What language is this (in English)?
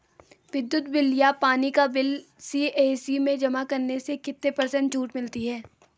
Hindi